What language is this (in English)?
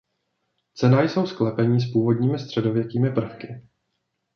Czech